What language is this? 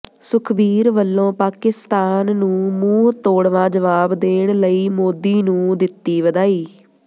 Punjabi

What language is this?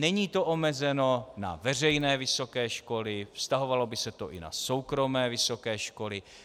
Czech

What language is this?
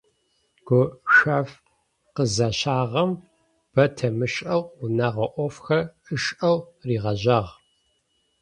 Adyghe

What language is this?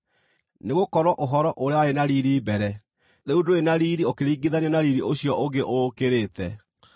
Kikuyu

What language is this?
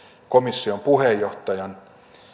Finnish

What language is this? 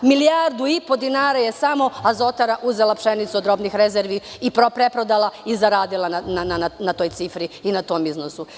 Serbian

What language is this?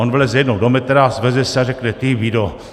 Czech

